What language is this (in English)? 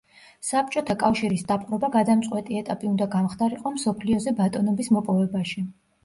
Georgian